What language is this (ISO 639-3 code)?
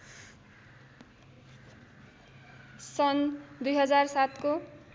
nep